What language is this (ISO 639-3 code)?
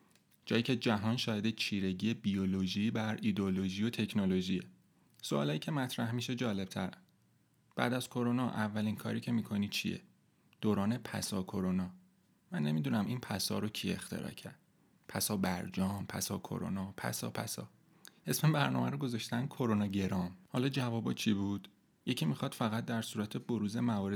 fas